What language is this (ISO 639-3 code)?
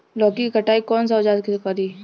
bho